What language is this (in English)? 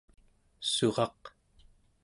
Central Yupik